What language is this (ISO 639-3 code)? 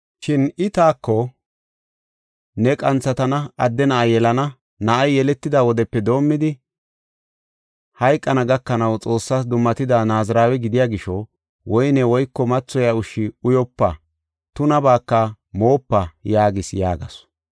gof